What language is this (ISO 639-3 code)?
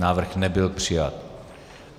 ces